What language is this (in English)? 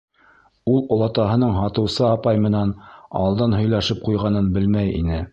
Bashkir